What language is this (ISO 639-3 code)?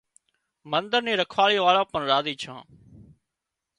kxp